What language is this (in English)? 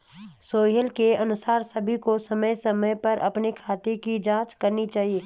Hindi